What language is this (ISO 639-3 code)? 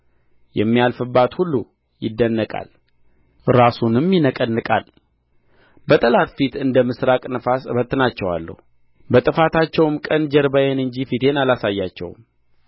amh